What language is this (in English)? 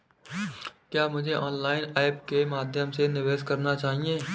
Hindi